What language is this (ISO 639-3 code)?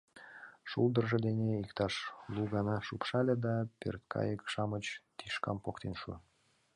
chm